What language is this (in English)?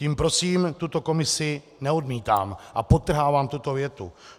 Czech